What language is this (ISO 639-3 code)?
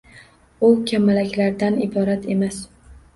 uzb